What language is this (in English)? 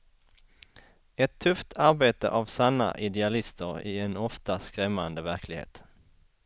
Swedish